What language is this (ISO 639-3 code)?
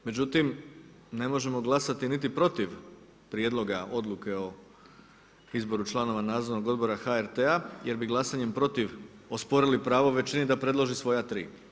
hrv